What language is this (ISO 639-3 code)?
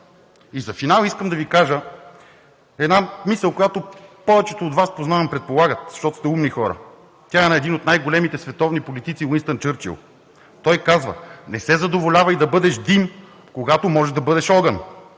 bul